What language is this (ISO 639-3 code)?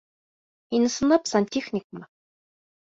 bak